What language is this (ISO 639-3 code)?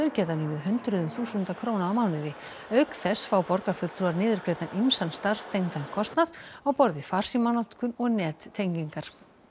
isl